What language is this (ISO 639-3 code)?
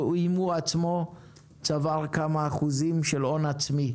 heb